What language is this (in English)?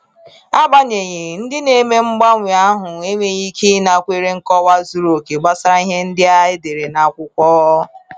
Igbo